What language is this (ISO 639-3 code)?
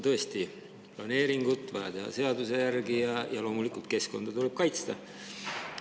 est